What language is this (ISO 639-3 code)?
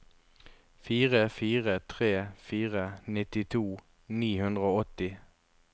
nor